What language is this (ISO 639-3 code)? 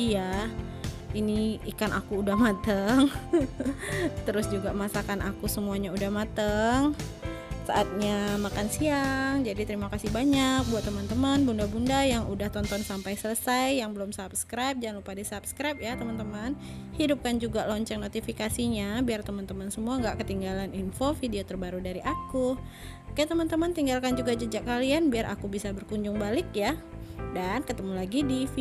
ind